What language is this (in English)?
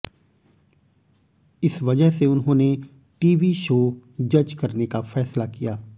Hindi